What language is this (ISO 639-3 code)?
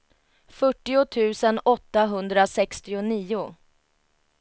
swe